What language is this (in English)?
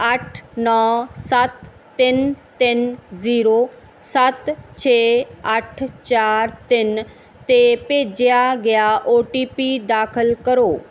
Punjabi